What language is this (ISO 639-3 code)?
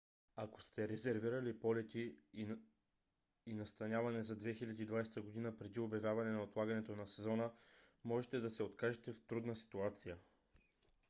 bul